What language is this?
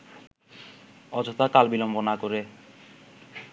Bangla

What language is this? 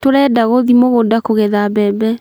Kikuyu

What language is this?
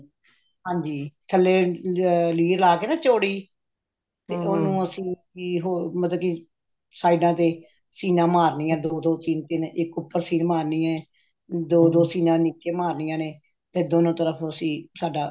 Punjabi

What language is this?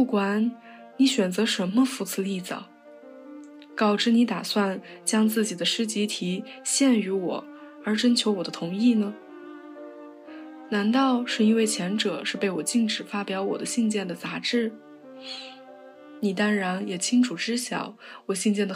Chinese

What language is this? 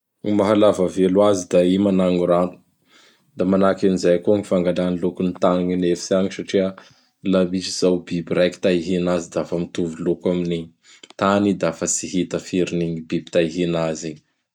Bara Malagasy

